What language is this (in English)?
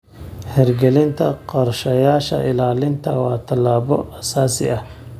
Somali